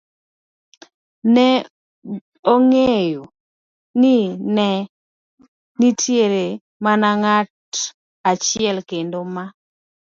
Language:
Luo (Kenya and Tanzania)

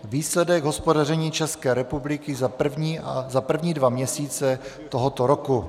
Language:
Czech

